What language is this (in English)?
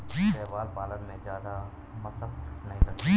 Hindi